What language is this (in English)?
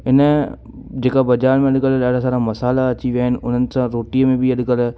Sindhi